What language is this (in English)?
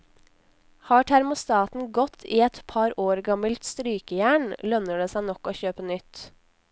Norwegian